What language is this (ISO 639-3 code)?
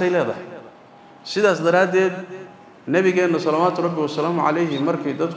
ara